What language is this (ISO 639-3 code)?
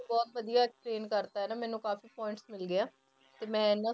pan